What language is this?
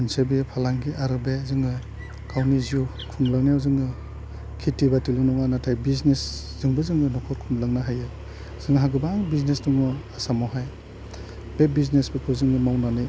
Bodo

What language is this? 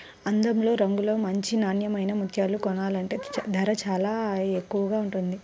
Telugu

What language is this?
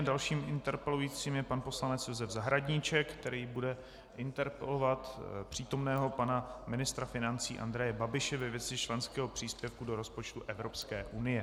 Czech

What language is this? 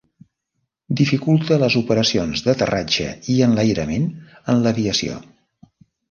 Catalan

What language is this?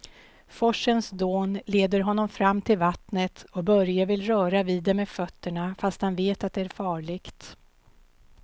Swedish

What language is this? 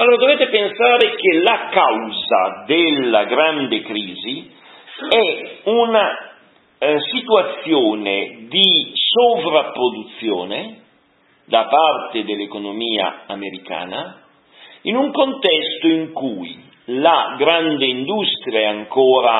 Italian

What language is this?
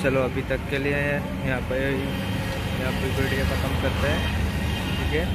Hindi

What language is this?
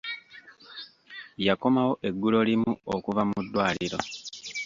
Ganda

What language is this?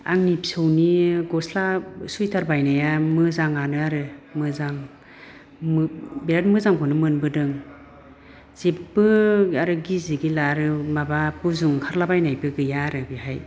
Bodo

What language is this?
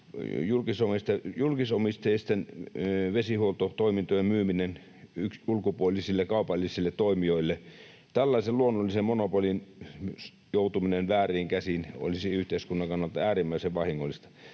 Finnish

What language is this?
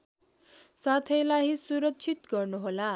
Nepali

